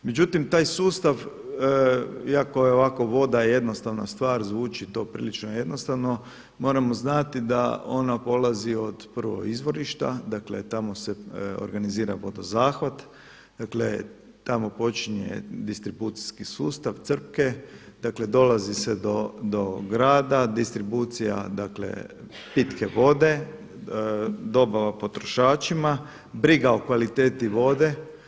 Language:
Croatian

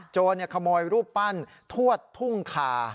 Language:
Thai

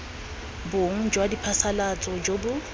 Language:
Tswana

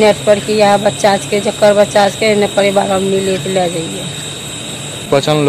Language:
Hindi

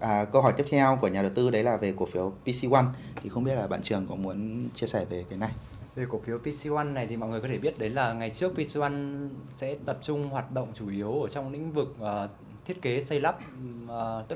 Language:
Vietnamese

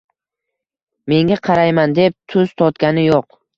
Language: Uzbek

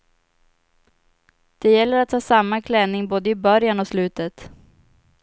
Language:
Swedish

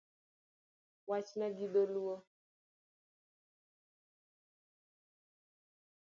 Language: Luo (Kenya and Tanzania)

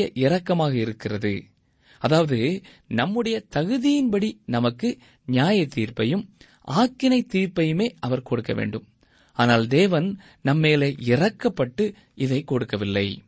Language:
Tamil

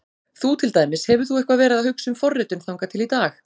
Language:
Icelandic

